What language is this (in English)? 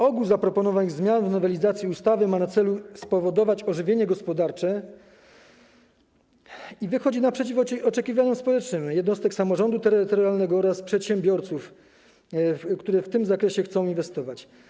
Polish